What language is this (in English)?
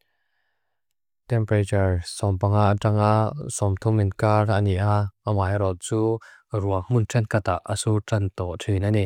Mizo